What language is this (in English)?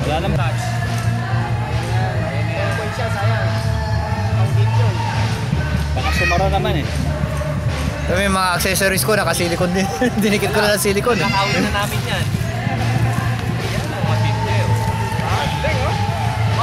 Filipino